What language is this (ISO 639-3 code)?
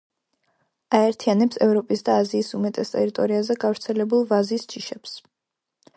kat